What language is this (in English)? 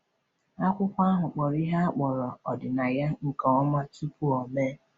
Igbo